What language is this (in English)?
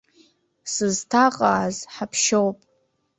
Abkhazian